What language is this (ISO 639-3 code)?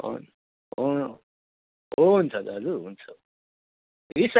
nep